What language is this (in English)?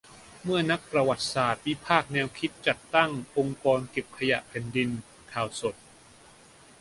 Thai